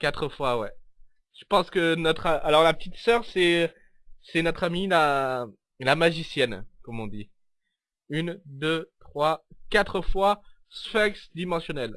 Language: French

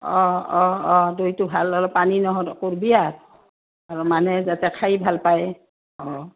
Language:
Assamese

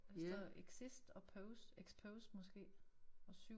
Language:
Danish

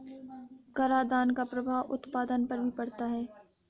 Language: Hindi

